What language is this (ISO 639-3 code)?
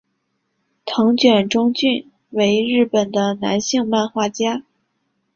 zho